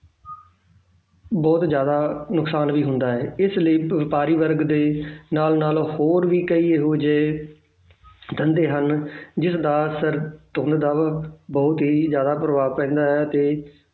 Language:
Punjabi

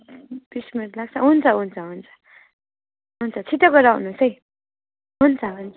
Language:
Nepali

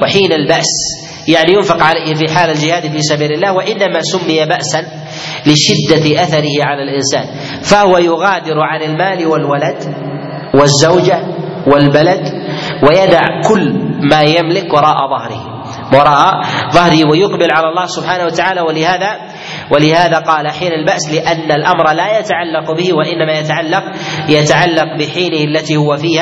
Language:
Arabic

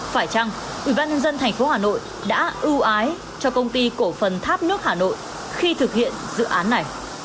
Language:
Vietnamese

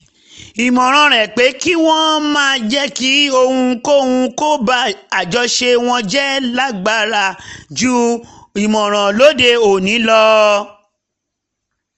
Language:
Yoruba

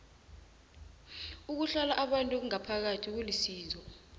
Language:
South Ndebele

